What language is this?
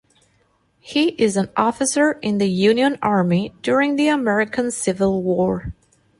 English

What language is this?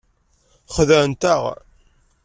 Kabyle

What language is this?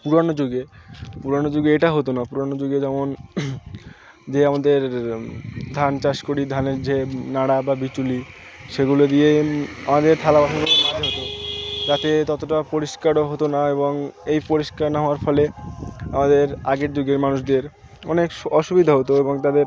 Bangla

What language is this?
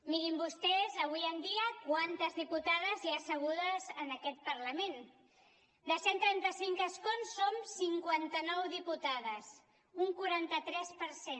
Catalan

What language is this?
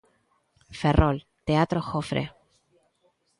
Galician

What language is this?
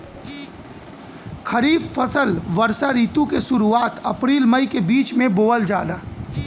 Bhojpuri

